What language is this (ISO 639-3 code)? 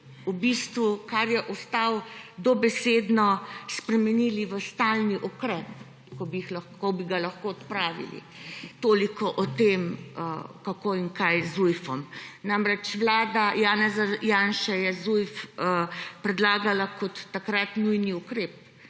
slv